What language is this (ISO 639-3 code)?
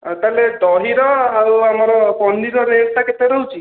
ori